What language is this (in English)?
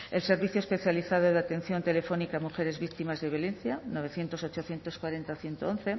Spanish